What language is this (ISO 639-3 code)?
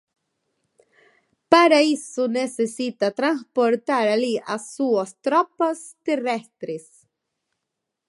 glg